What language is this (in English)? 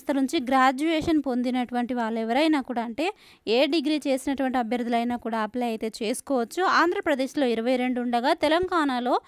Telugu